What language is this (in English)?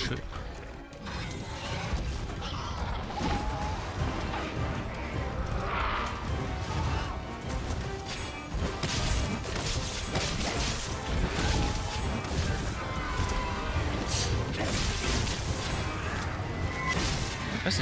German